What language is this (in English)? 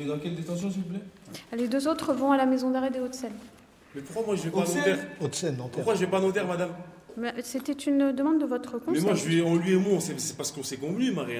French